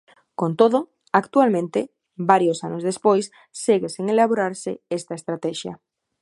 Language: Galician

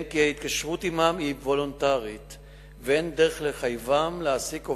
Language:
Hebrew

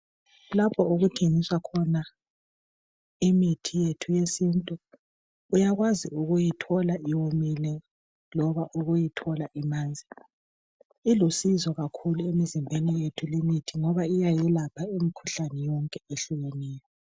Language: North Ndebele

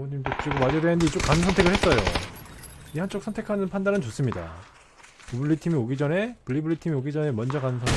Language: Korean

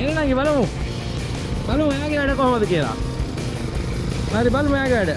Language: Indonesian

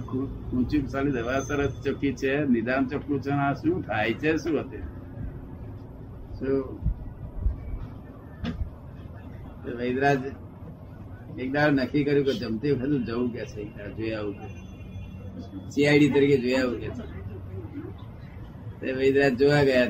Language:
Gujarati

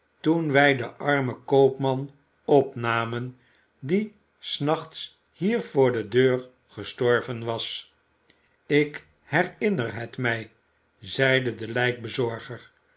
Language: Dutch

